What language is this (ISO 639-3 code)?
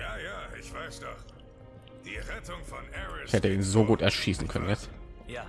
deu